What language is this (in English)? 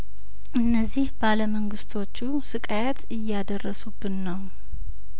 Amharic